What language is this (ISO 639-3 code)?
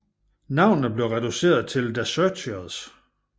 dan